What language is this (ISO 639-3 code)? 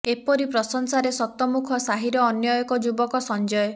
ori